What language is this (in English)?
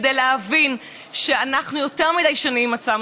Hebrew